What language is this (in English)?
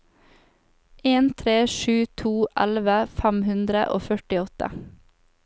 Norwegian